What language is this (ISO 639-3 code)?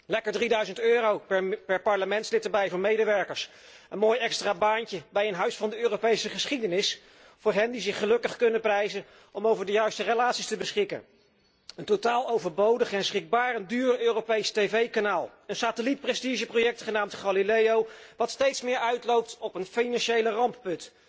nld